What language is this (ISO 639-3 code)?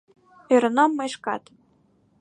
chm